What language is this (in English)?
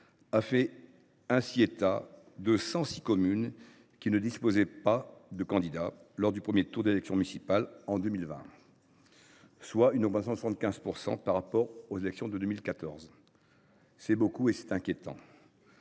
French